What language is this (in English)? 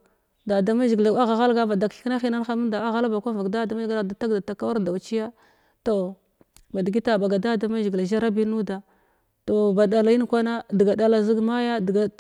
Glavda